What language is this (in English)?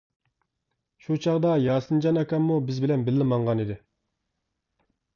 Uyghur